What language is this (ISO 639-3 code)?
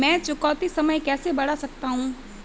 hin